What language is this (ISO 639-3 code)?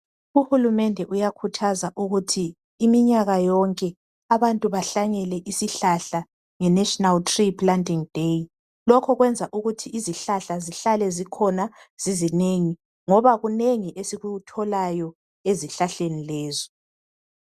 nde